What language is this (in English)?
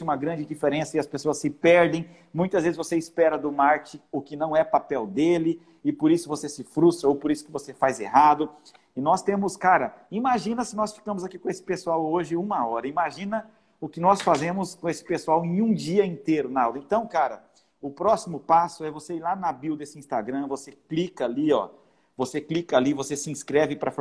Portuguese